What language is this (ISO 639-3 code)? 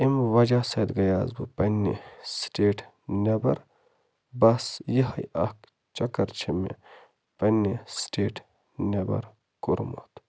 kas